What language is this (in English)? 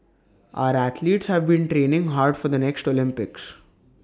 English